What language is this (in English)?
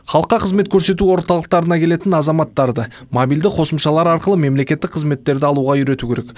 Kazakh